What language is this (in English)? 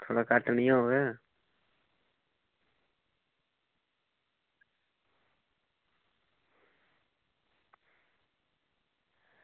Dogri